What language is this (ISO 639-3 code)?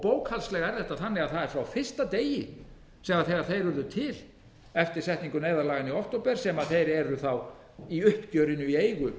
isl